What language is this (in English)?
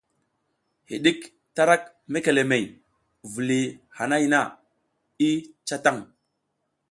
South Giziga